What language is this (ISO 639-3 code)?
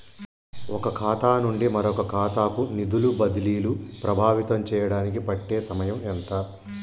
tel